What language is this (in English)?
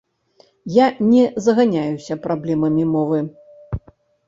Belarusian